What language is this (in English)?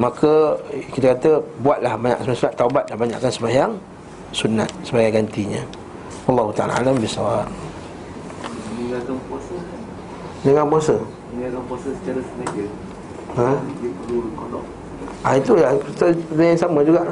Malay